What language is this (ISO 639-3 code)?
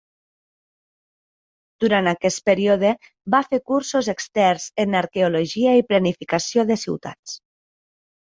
cat